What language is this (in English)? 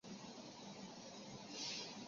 Chinese